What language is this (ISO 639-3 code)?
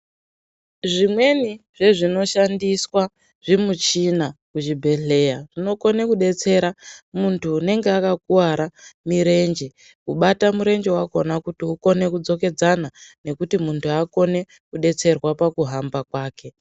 ndc